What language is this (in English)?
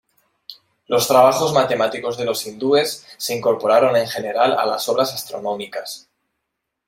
Spanish